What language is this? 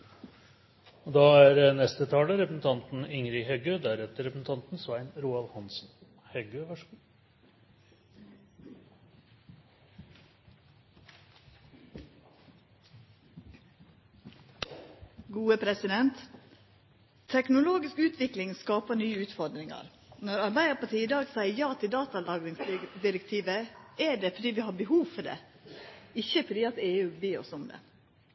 Norwegian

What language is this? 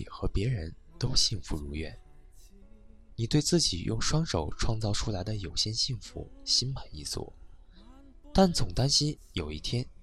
Chinese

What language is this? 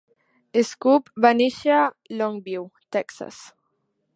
Catalan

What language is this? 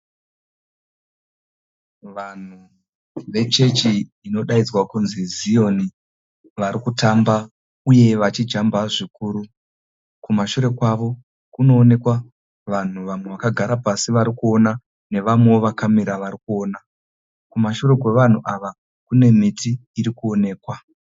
Shona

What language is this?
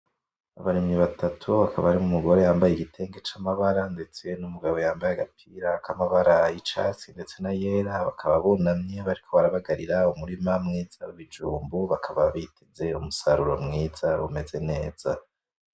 Rundi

